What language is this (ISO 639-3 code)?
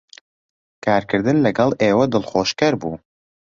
ckb